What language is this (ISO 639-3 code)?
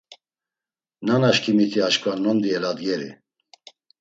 lzz